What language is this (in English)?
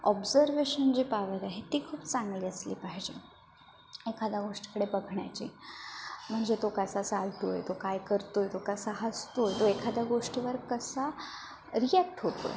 Marathi